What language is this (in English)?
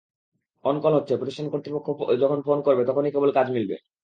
Bangla